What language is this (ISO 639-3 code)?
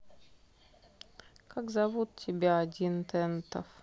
rus